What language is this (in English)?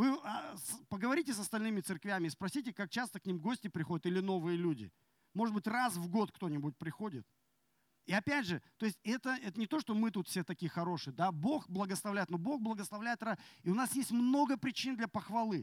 Russian